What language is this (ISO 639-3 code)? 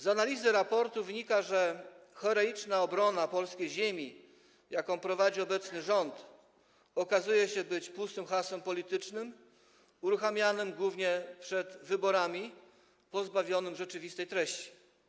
pol